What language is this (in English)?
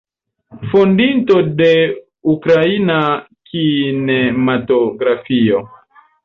Esperanto